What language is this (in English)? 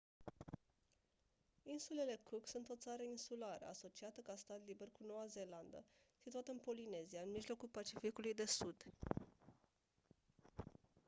Romanian